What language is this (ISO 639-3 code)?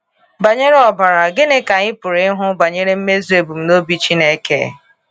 ibo